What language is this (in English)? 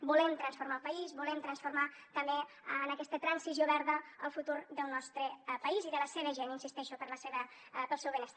Catalan